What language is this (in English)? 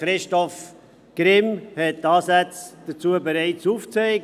Swiss German